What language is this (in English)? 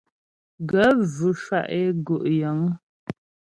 Ghomala